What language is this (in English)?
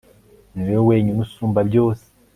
Kinyarwanda